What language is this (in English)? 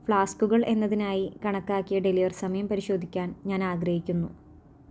Malayalam